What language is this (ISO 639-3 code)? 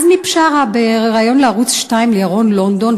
heb